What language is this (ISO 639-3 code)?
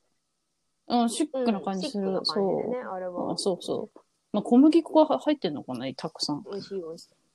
jpn